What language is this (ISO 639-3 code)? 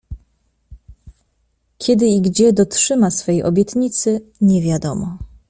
pol